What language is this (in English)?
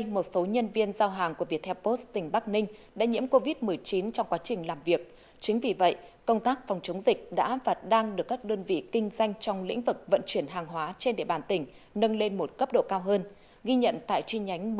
Vietnamese